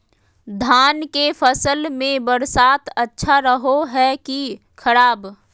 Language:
Magahi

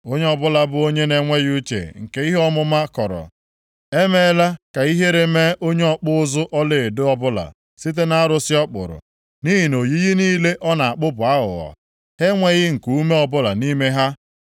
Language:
Igbo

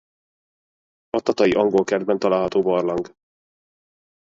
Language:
Hungarian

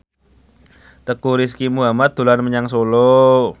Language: Javanese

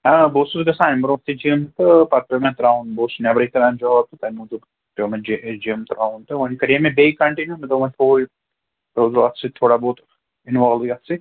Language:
Kashmiri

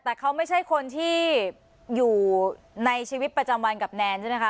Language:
Thai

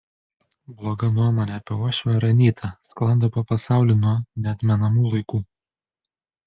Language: Lithuanian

